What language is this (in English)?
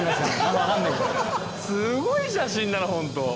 Japanese